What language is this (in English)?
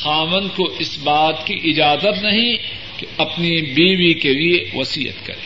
Urdu